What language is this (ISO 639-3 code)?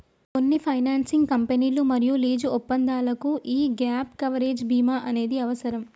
tel